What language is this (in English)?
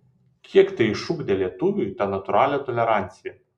Lithuanian